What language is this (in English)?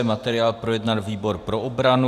Czech